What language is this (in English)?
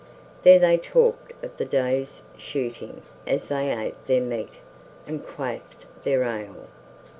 English